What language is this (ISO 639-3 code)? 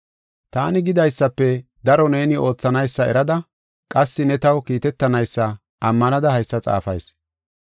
gof